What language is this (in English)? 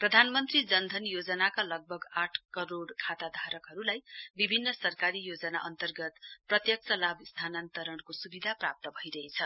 Nepali